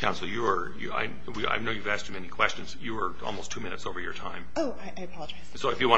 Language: English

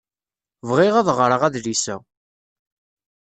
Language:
Kabyle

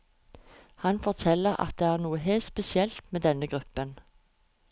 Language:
Norwegian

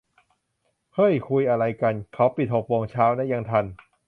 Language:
Thai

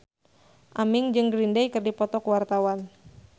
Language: Sundanese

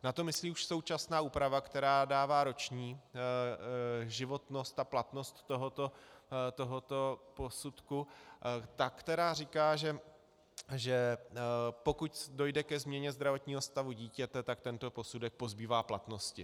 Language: Czech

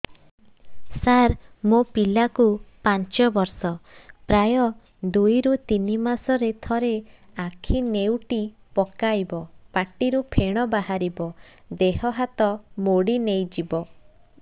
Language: Odia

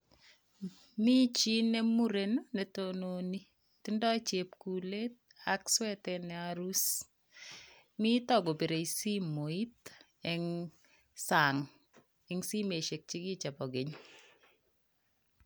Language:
Kalenjin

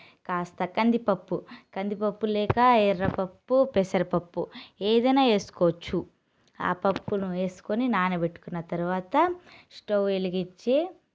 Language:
Telugu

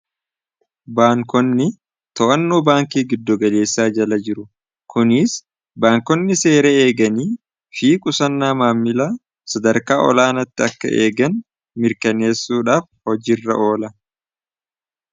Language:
Oromo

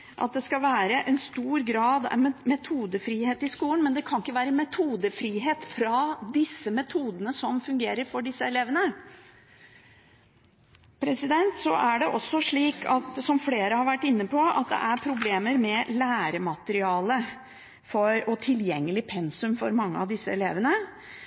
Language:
Norwegian Bokmål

